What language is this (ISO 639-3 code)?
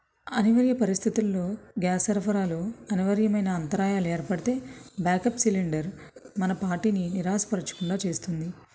tel